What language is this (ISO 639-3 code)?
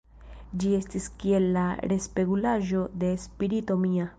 epo